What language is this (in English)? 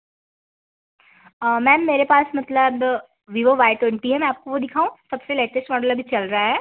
Hindi